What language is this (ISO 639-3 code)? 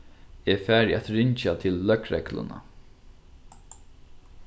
fao